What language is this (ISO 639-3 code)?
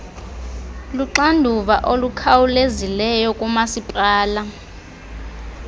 xho